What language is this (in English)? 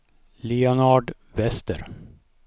Swedish